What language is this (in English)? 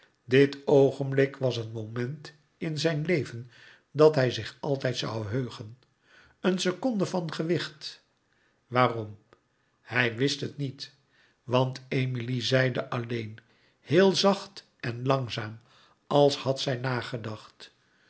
Dutch